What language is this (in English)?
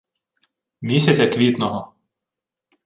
Ukrainian